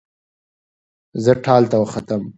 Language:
Pashto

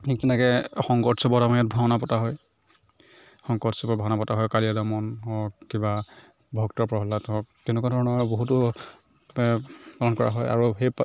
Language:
Assamese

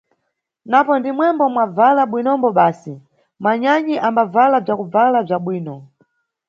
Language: Nyungwe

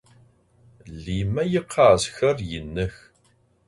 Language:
Adyghe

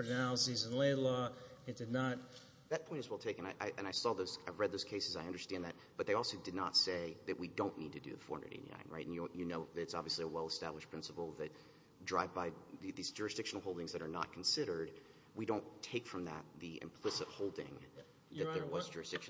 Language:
English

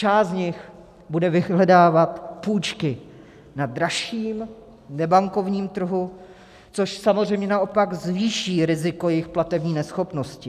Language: Czech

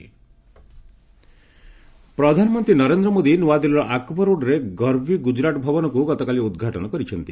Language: Odia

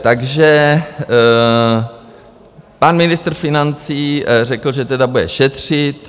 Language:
Czech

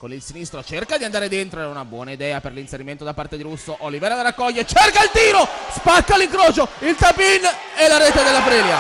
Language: Italian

